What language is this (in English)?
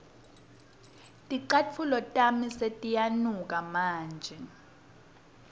Swati